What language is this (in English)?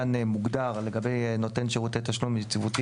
Hebrew